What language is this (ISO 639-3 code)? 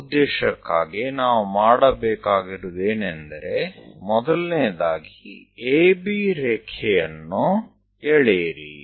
guj